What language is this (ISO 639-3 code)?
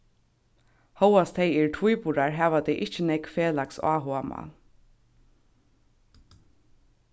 fao